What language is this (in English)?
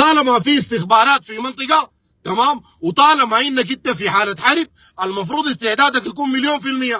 Arabic